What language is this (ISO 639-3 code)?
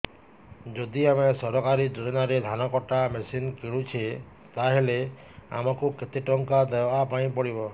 ori